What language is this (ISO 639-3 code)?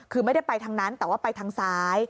tha